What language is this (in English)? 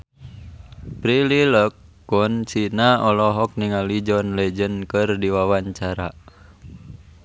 Sundanese